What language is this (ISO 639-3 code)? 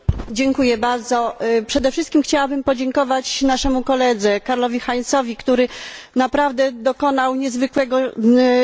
pol